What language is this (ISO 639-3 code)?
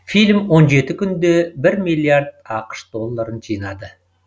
kaz